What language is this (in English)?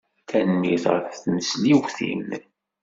Kabyle